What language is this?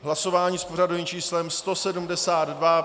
Czech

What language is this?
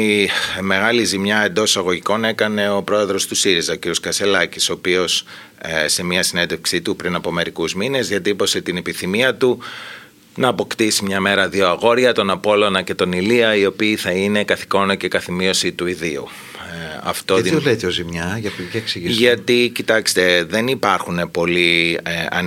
Greek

